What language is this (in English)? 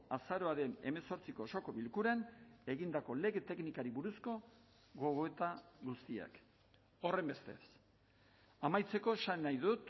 Basque